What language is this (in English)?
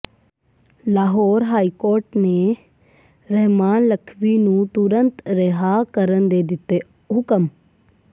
Punjabi